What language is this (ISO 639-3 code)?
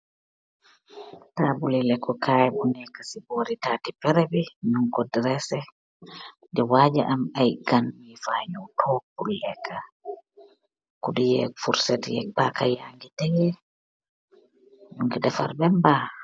wol